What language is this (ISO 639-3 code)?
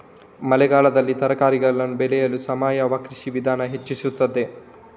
kan